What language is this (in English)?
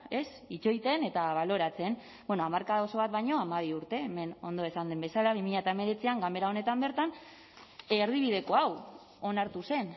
Basque